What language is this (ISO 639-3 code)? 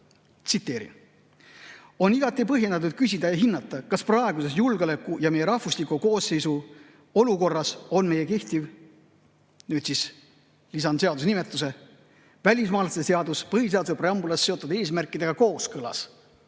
est